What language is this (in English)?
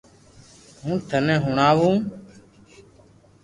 Loarki